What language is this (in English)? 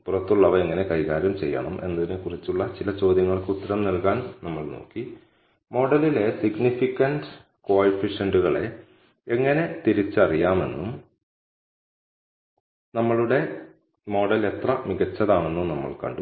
Malayalam